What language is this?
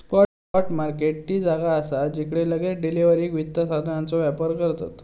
Marathi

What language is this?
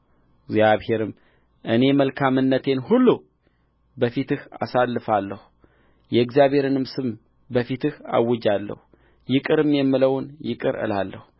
Amharic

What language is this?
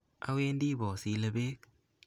Kalenjin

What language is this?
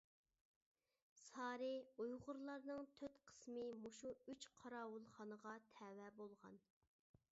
Uyghur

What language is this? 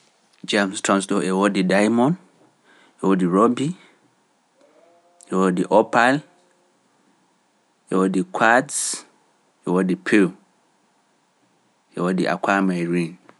Pular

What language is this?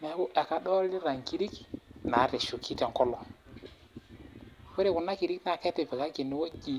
Masai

